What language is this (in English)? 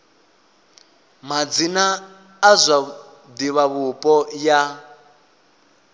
Venda